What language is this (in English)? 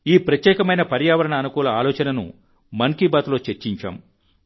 Telugu